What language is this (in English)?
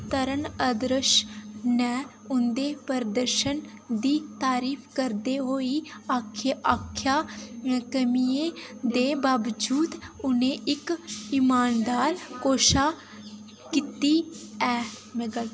Dogri